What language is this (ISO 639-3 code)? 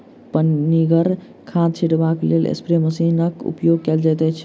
mai